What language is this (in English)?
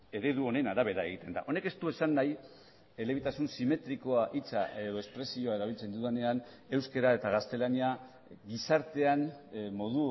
Basque